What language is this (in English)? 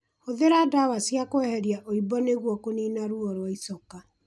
Kikuyu